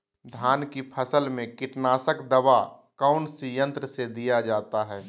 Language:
Magahi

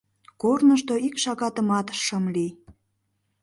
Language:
Mari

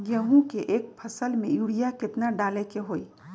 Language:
Magahi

